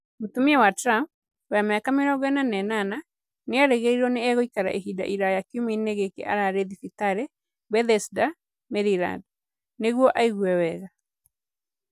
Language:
Kikuyu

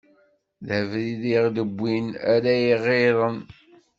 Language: Kabyle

